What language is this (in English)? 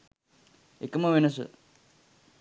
Sinhala